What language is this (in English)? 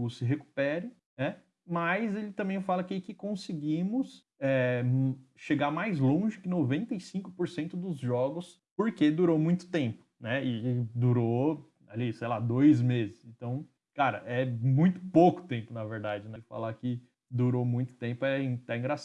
Portuguese